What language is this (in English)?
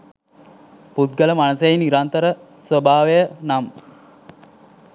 Sinhala